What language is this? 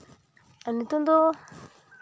Santali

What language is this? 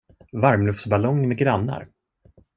Swedish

